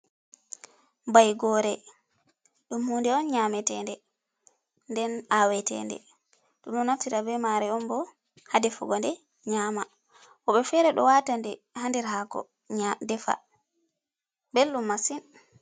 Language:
Fula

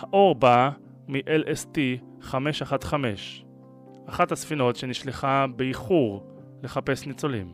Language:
Hebrew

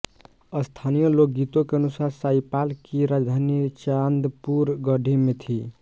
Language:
Hindi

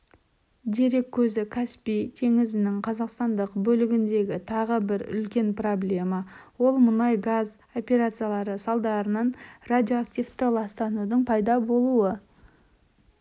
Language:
Kazakh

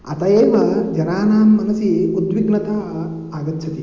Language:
Sanskrit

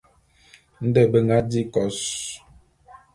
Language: Bulu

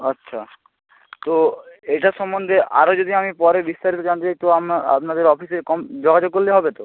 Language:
Bangla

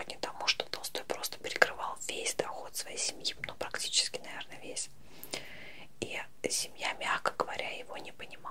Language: Russian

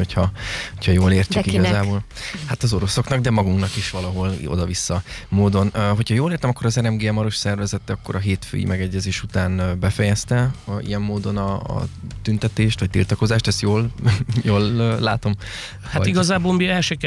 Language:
Hungarian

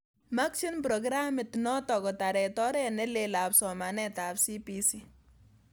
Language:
Kalenjin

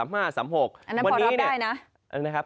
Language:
Thai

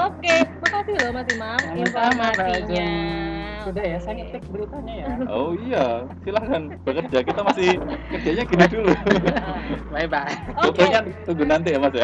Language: Indonesian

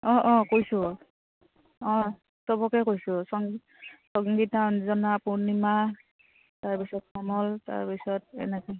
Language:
Assamese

